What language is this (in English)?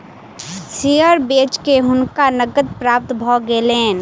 Maithili